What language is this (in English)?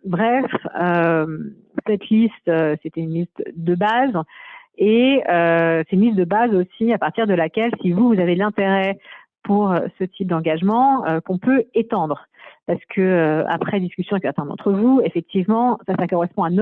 French